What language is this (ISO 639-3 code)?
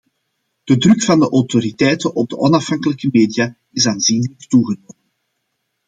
nld